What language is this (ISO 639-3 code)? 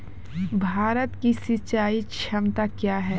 mai